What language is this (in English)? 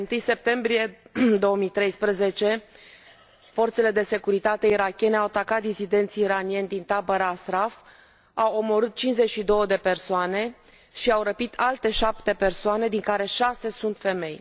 Romanian